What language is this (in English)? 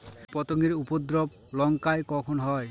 Bangla